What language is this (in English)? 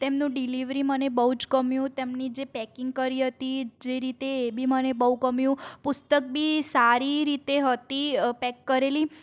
Gujarati